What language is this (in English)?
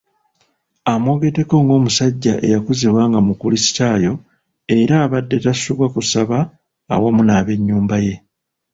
Ganda